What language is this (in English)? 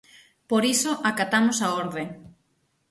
Galician